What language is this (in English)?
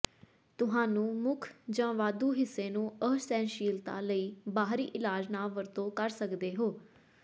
Punjabi